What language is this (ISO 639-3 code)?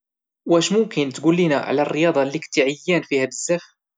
ary